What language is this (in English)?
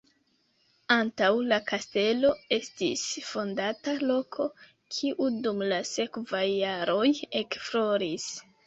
Esperanto